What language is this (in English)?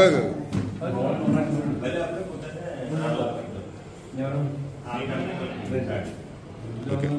Arabic